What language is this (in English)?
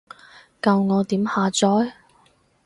Cantonese